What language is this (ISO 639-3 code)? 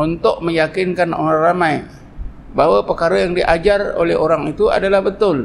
msa